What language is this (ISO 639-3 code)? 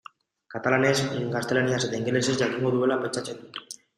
eus